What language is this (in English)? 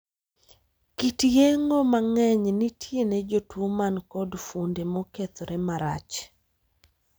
Luo (Kenya and Tanzania)